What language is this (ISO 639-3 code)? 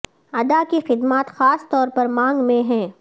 urd